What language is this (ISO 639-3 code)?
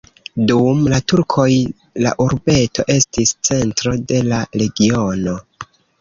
epo